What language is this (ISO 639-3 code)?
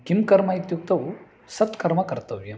san